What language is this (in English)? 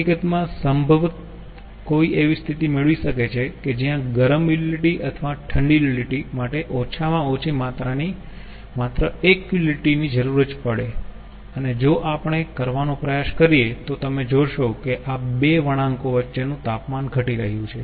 Gujarati